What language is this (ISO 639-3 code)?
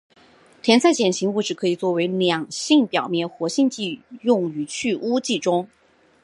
zho